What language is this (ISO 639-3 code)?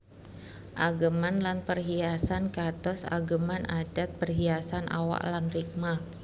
jav